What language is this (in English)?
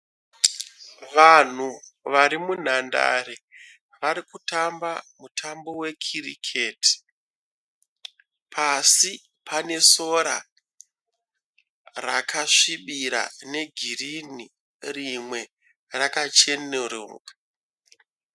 Shona